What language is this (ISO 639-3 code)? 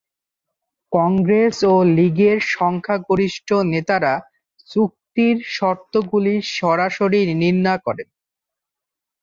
ben